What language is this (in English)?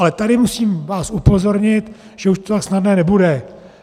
Czech